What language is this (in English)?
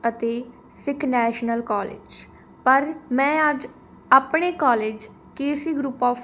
Punjabi